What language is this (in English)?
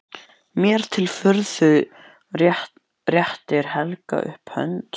Icelandic